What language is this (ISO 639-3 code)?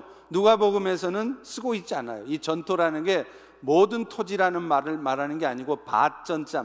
kor